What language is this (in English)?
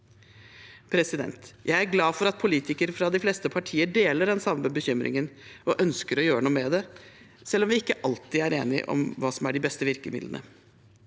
Norwegian